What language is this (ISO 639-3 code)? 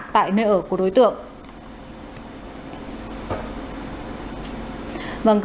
vie